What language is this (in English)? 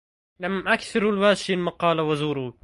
Arabic